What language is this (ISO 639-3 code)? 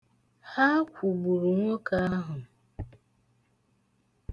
ibo